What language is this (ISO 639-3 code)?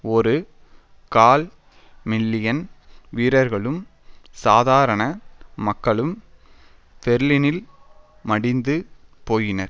tam